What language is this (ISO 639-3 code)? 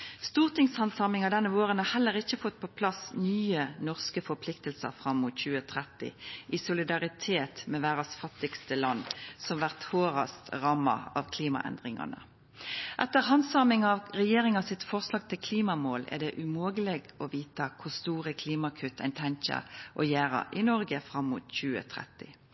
nno